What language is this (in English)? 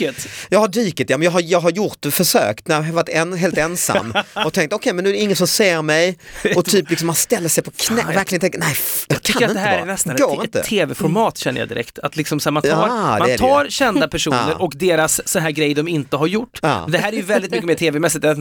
Swedish